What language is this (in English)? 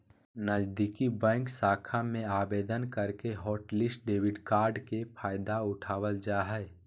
Magahi